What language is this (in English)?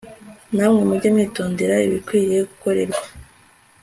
Kinyarwanda